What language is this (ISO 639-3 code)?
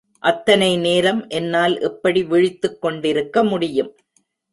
tam